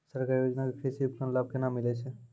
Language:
Maithili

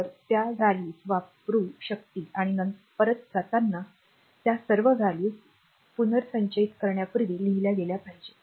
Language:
Marathi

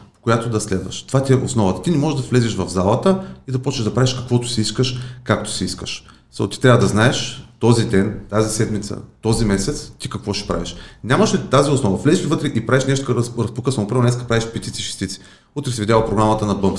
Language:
Bulgarian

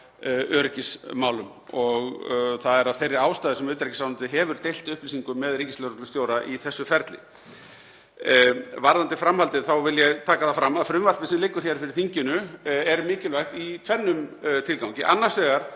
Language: Icelandic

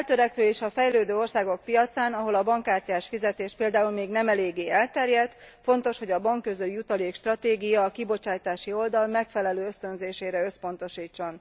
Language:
Hungarian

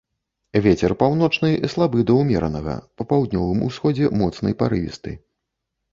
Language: Belarusian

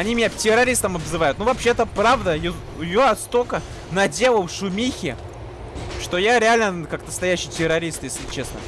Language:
Russian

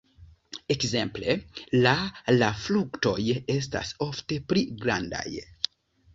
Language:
Esperanto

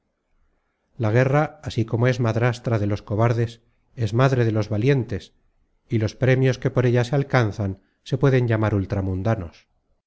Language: Spanish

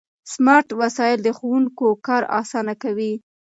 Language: Pashto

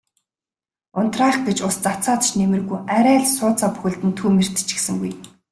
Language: Mongolian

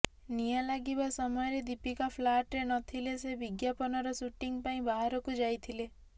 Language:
Odia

